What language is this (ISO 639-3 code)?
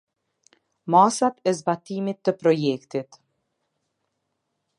sqi